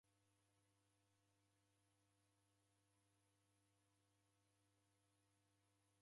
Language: Taita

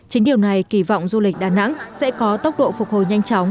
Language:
Vietnamese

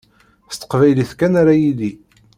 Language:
Kabyle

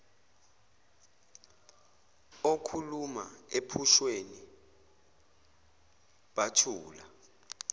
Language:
Zulu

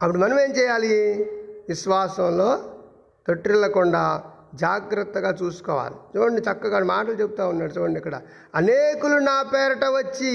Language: Telugu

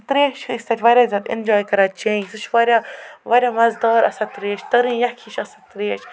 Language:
Kashmiri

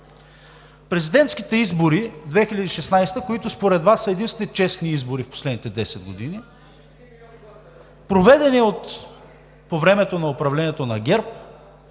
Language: Bulgarian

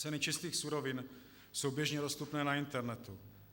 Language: Czech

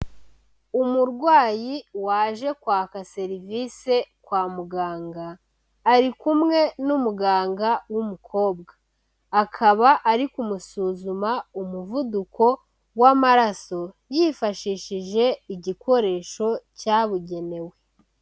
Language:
Kinyarwanda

